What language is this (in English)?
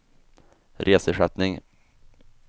Swedish